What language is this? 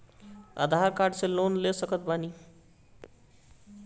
Bhojpuri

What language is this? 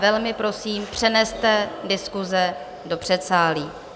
Czech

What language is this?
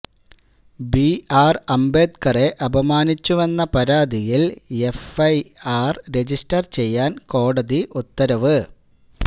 Malayalam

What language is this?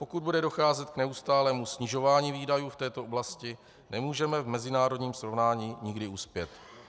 Czech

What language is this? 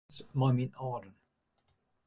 Western Frisian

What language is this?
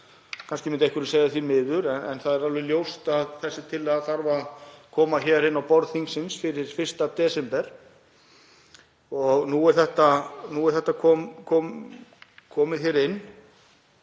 Icelandic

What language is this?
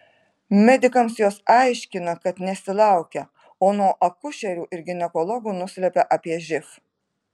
Lithuanian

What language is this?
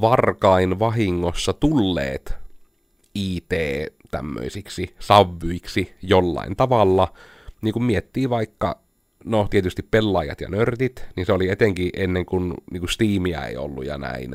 Finnish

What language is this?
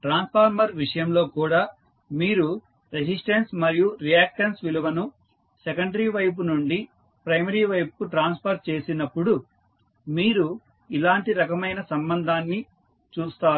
Telugu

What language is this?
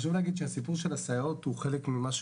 Hebrew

